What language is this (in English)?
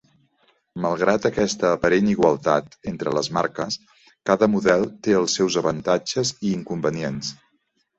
Catalan